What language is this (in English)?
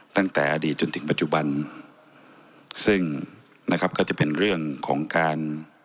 Thai